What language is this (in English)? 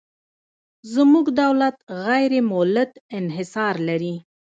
Pashto